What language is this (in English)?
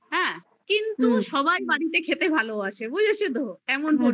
Bangla